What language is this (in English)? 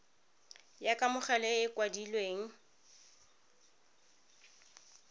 Tswana